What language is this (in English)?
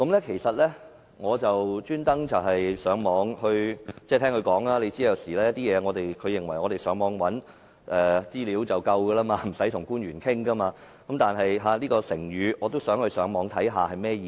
Cantonese